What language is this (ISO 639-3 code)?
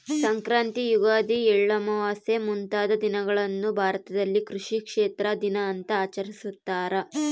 kan